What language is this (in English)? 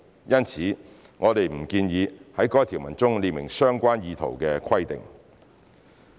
Cantonese